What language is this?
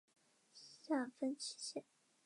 Chinese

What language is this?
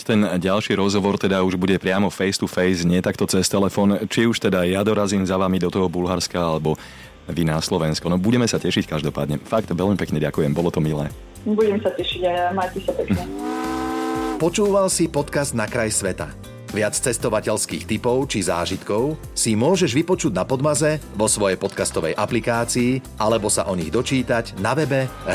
Slovak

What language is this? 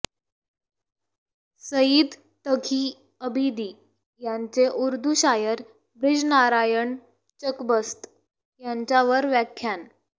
Marathi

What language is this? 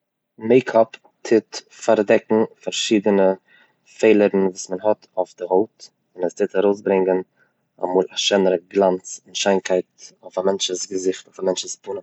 Yiddish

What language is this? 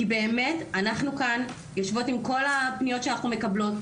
Hebrew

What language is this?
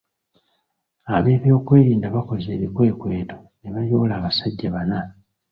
Ganda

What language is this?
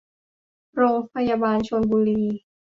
Thai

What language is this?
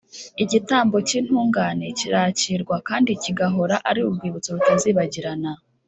Kinyarwanda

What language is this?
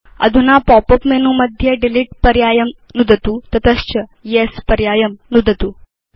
Sanskrit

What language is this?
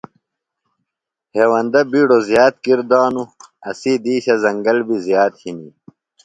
Phalura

